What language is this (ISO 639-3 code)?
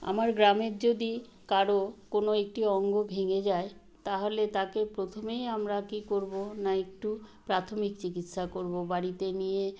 ben